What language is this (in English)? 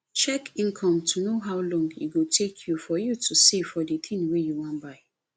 Nigerian Pidgin